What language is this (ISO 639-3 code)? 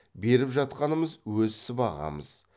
kaz